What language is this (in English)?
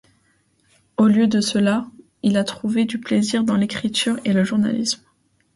French